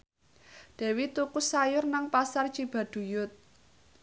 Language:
Javanese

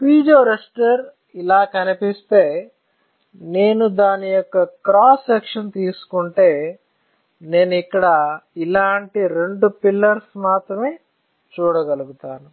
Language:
Telugu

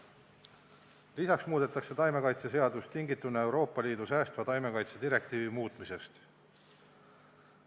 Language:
Estonian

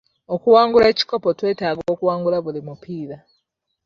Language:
Ganda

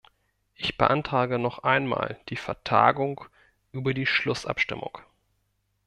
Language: German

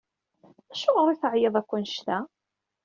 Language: Kabyle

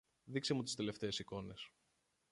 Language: Greek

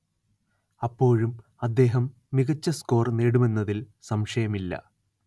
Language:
Malayalam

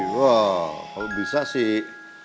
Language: Indonesian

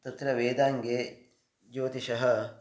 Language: Sanskrit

